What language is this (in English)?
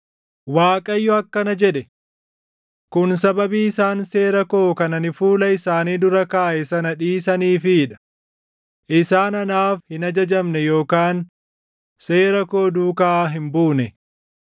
Oromo